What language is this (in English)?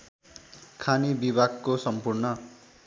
Nepali